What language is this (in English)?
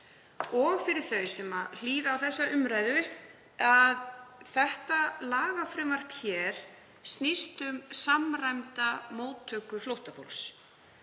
Icelandic